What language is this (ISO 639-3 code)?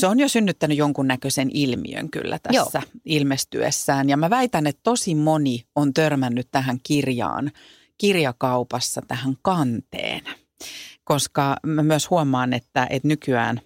fin